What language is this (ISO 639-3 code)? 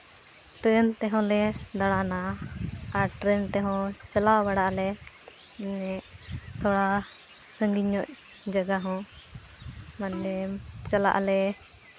sat